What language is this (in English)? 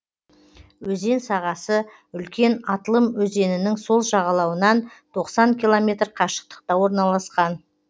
Kazakh